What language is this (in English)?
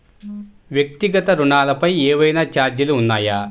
Telugu